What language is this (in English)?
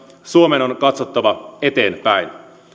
Finnish